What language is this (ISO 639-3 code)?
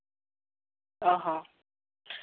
sat